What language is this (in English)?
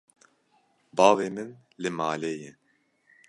Kurdish